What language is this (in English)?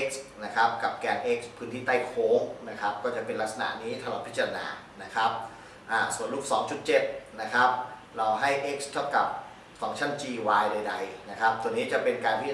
Thai